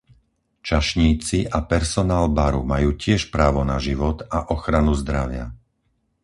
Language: Slovak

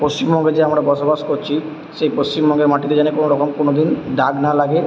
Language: Bangla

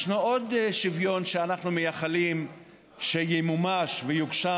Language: Hebrew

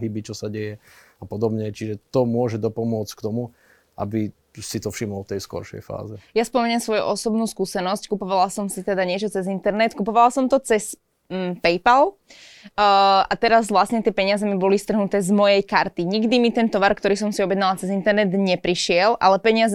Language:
Slovak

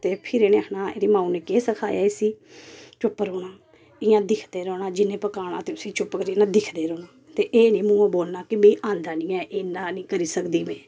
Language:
Dogri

